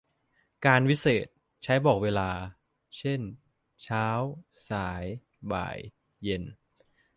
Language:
Thai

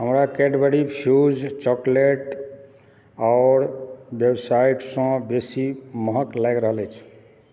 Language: Maithili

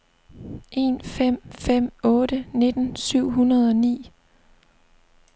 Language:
Danish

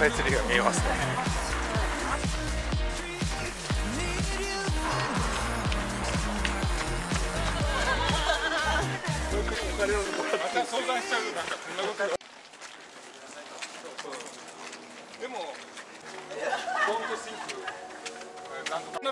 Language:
Japanese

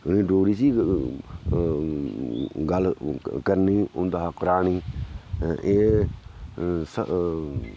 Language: Dogri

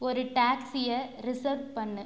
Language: Tamil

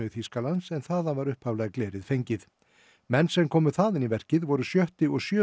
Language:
Icelandic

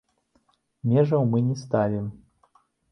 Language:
Belarusian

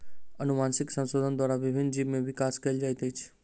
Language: Maithili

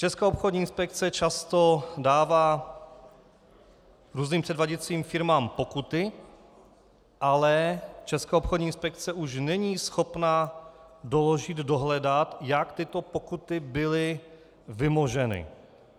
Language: Czech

